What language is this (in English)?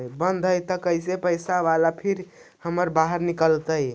Magahi